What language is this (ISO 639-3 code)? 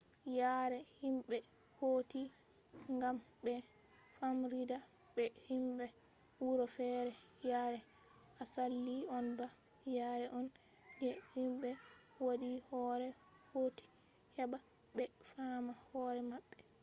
ful